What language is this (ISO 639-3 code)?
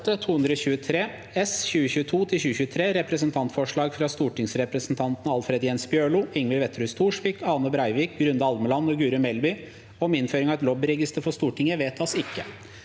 nor